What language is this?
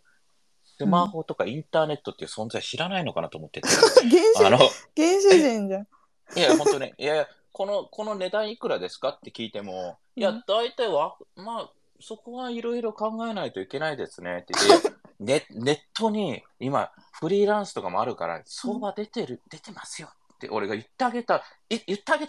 Japanese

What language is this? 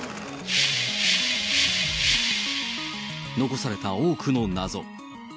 Japanese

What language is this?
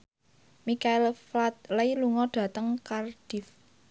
Javanese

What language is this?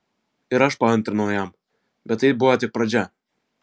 Lithuanian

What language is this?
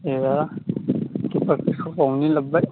Bodo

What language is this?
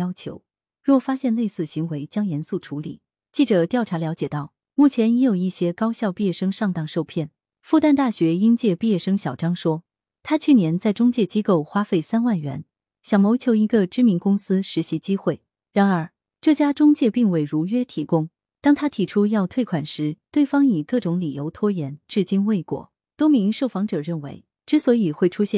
Chinese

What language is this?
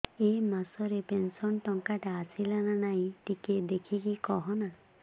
Odia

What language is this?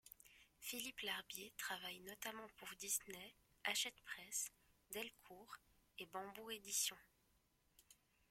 French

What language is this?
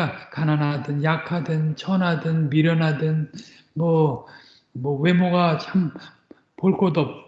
Korean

